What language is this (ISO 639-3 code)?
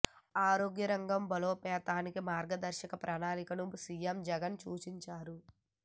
tel